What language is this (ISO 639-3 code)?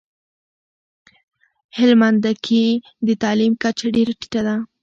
pus